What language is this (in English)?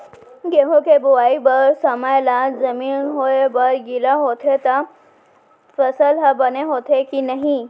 Chhattisgarhi